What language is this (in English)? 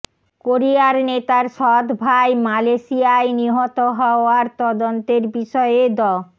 Bangla